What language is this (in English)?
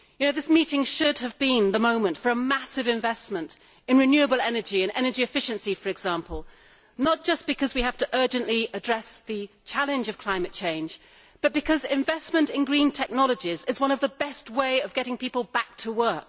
English